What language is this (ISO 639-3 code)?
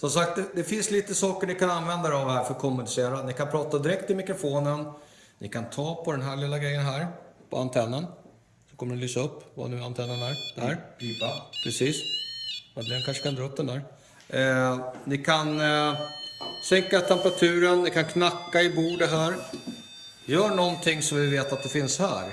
swe